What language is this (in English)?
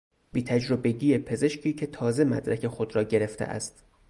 Persian